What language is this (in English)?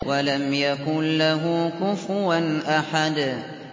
Arabic